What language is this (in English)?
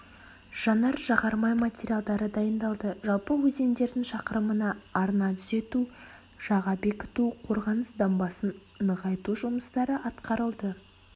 Kazakh